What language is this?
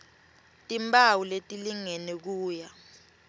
Swati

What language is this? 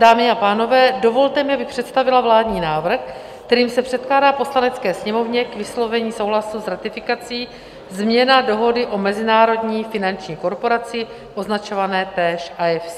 Czech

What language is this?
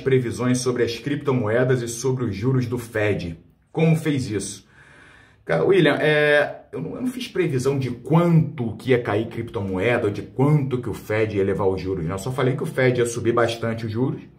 Portuguese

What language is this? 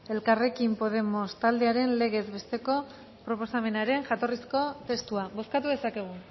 Basque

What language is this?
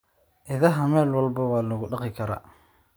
Somali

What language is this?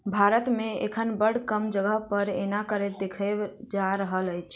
Maithili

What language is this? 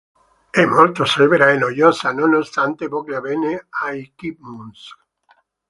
Italian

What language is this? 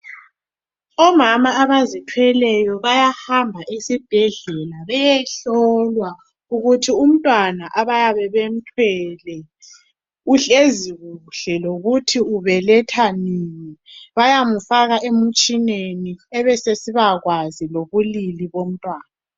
North Ndebele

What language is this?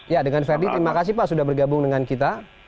Indonesian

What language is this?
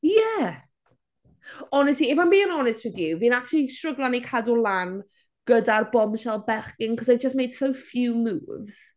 Welsh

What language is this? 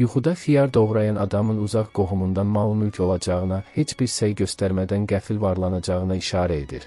Turkish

